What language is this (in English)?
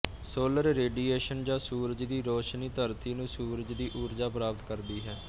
Punjabi